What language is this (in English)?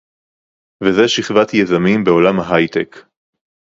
Hebrew